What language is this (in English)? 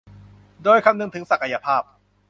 Thai